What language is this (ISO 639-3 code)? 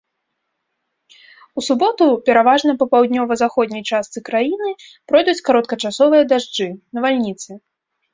bel